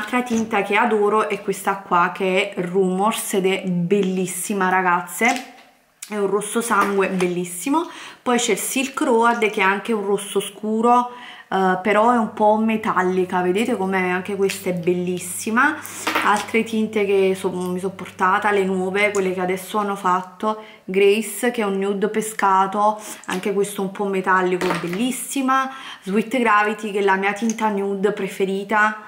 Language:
Italian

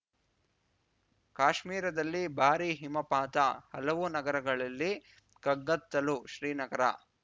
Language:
Kannada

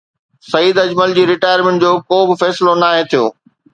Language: Sindhi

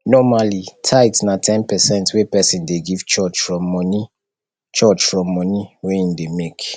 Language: Nigerian Pidgin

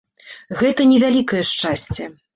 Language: Belarusian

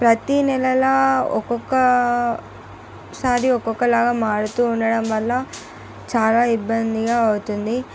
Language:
Telugu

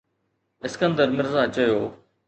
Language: Sindhi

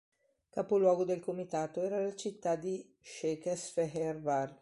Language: Italian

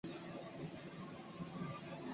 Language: Chinese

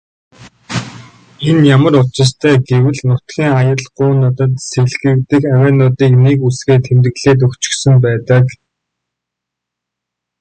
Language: Mongolian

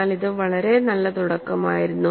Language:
Malayalam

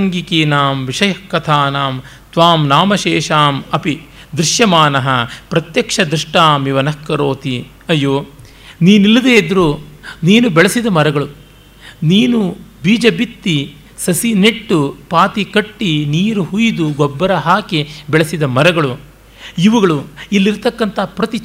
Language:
Kannada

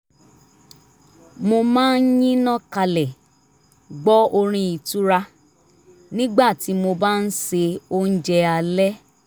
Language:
Yoruba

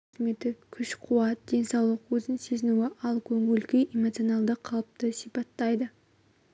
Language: Kazakh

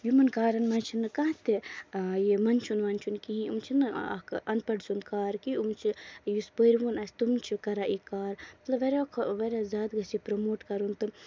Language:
Kashmiri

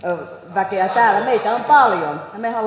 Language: Finnish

